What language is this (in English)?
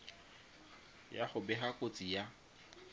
Tswana